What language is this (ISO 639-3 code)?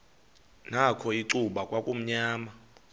xho